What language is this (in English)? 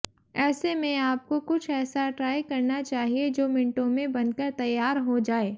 Hindi